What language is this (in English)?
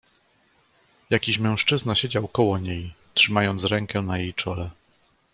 Polish